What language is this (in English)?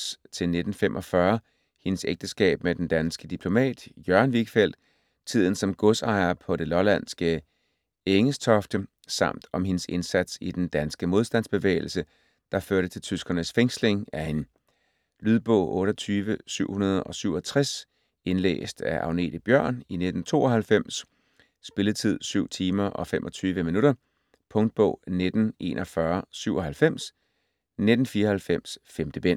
Danish